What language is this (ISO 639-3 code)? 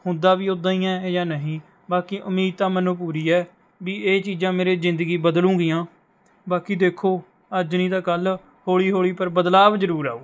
pan